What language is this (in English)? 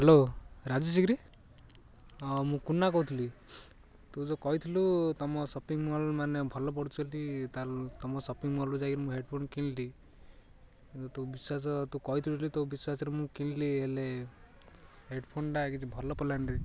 Odia